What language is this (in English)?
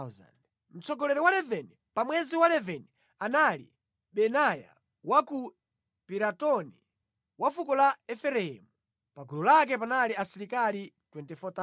Nyanja